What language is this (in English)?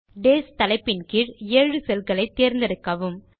Tamil